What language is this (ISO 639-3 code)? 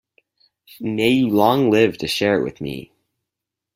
eng